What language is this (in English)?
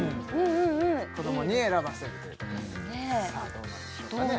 Japanese